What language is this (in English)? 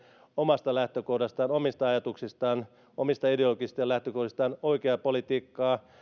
Finnish